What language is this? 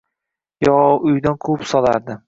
Uzbek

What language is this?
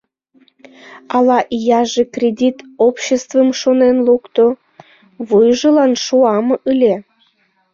Mari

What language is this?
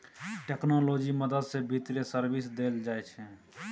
Maithili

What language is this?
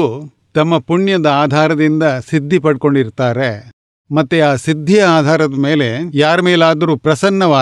Gujarati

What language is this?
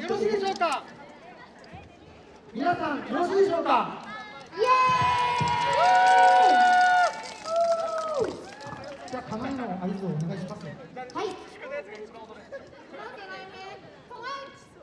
Japanese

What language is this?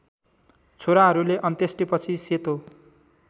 Nepali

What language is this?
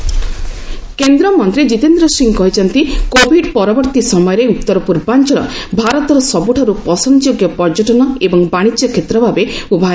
Odia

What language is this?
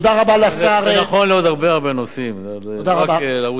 Hebrew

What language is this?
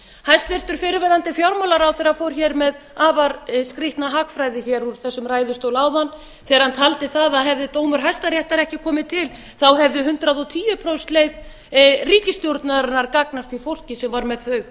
Icelandic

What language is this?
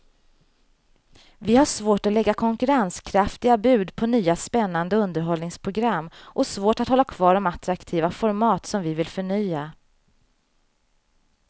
Swedish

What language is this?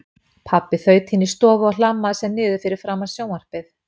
Icelandic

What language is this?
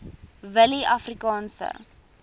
Afrikaans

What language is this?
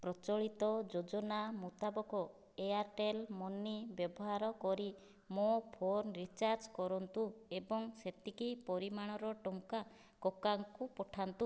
Odia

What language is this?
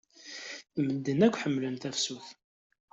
Kabyle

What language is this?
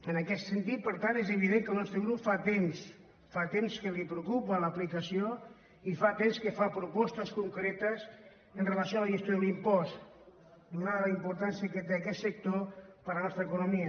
Catalan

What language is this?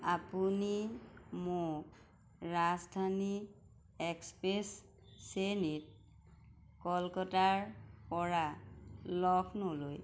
Assamese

